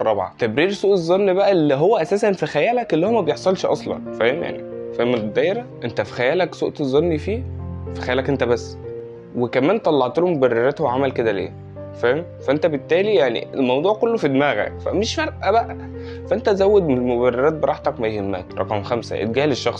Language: Arabic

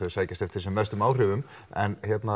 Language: Icelandic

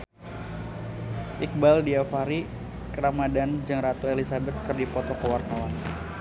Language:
Sundanese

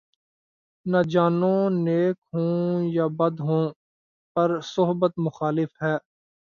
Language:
Urdu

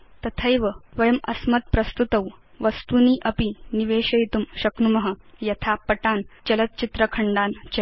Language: Sanskrit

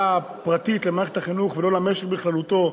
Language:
Hebrew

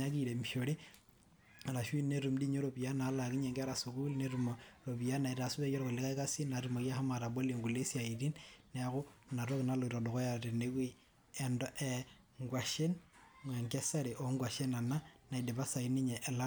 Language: Masai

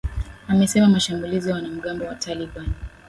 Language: Swahili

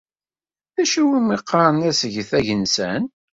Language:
Kabyle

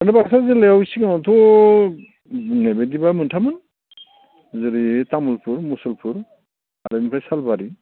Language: Bodo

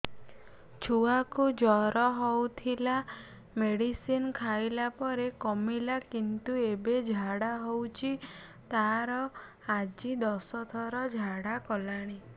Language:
Odia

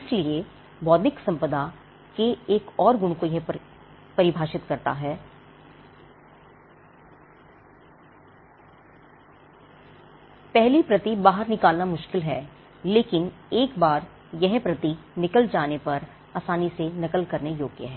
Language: Hindi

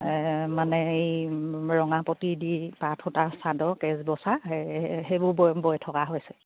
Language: Assamese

